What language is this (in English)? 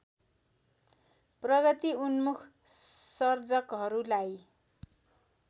Nepali